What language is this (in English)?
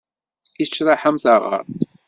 Kabyle